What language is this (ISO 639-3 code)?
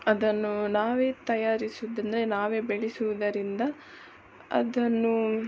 kan